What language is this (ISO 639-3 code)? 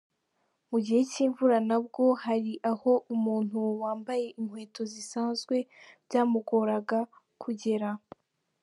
kin